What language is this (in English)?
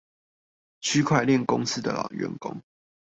Chinese